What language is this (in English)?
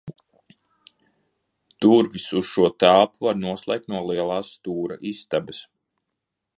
Latvian